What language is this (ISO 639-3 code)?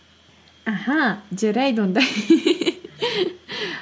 kaz